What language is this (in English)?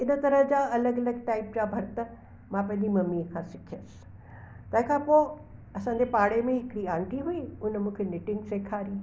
Sindhi